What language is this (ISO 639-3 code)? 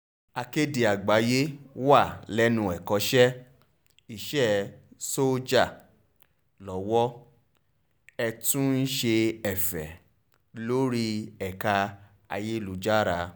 yor